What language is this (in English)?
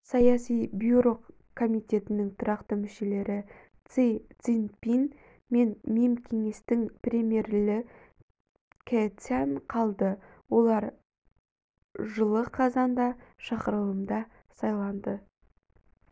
Kazakh